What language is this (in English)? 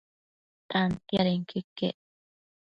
Matsés